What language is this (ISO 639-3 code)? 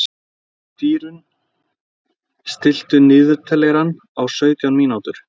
isl